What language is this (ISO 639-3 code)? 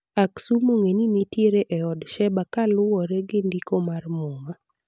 luo